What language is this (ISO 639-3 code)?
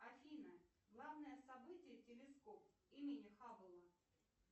rus